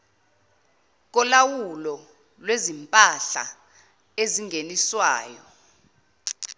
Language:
Zulu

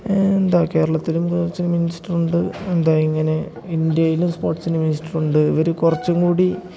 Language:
Malayalam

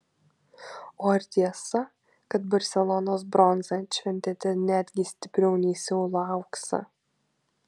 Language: Lithuanian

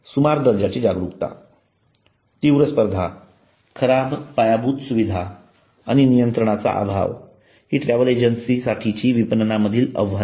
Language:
Marathi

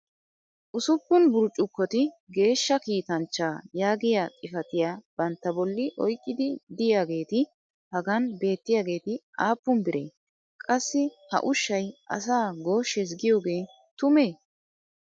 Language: Wolaytta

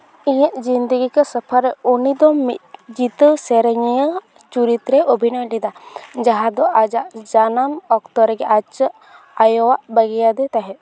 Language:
Santali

